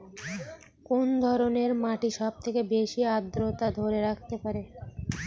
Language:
Bangla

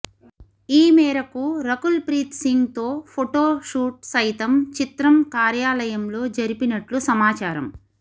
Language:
Telugu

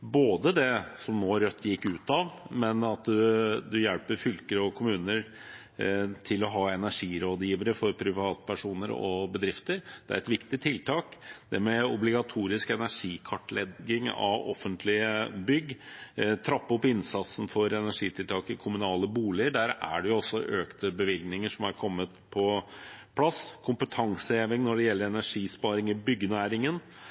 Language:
Norwegian Bokmål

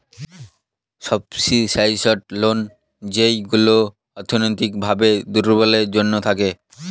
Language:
Bangla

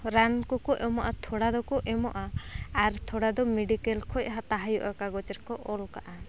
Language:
Santali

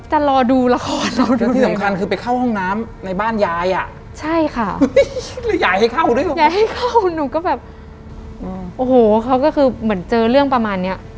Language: Thai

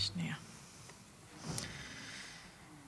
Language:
Hebrew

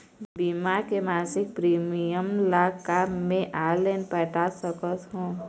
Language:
Chhattisgarhi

